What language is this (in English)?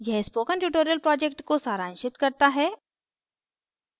Hindi